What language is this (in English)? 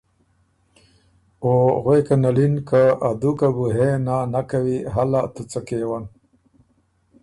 Ormuri